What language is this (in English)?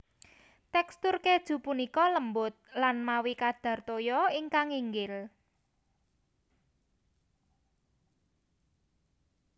Javanese